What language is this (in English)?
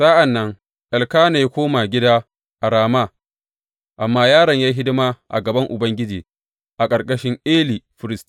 Hausa